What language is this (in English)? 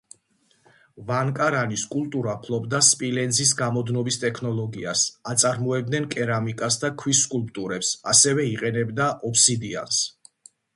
Georgian